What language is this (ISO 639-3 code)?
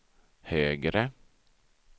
swe